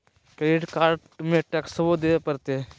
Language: Magahi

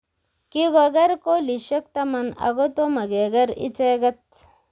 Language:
Kalenjin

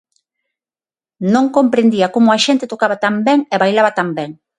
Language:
Galician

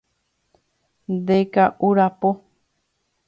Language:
Guarani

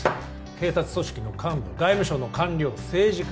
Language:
Japanese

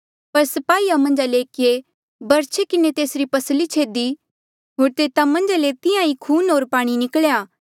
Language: Mandeali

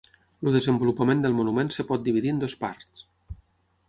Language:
Catalan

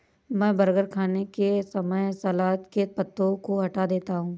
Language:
Hindi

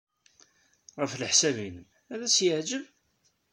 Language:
Kabyle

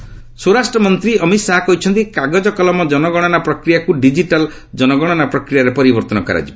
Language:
Odia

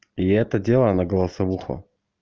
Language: Russian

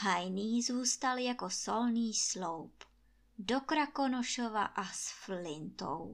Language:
Czech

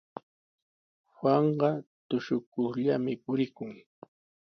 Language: Sihuas Ancash Quechua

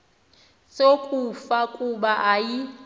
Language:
Xhosa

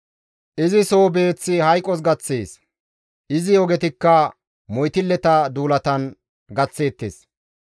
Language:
Gamo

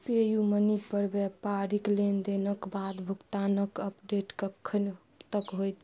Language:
Maithili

